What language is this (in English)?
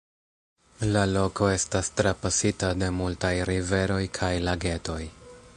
Esperanto